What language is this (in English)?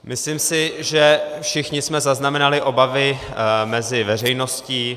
Czech